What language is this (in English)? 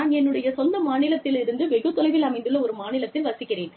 Tamil